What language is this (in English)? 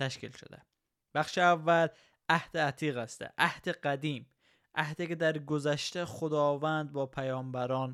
Persian